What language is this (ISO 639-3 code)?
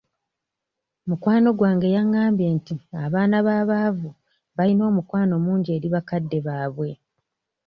lug